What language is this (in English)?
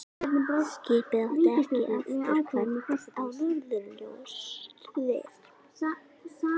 Icelandic